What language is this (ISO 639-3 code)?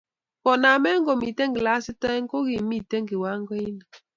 kln